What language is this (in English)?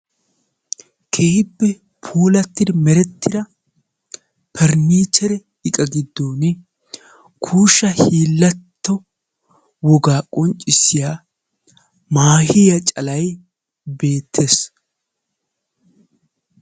Wolaytta